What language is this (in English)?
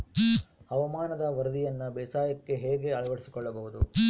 Kannada